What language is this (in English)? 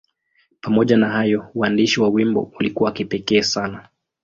Swahili